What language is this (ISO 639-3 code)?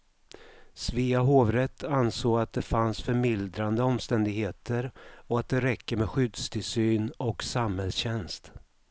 swe